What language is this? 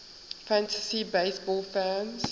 English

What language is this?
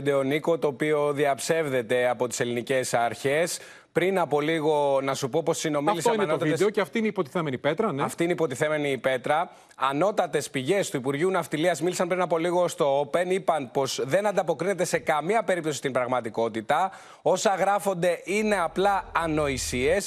Greek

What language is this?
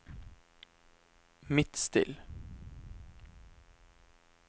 Norwegian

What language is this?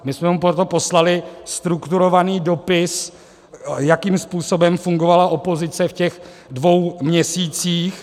Czech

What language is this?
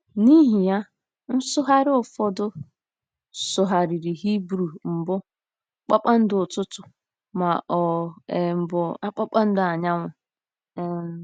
Igbo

